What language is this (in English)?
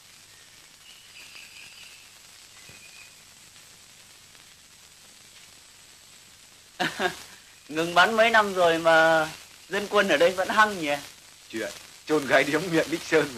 Vietnamese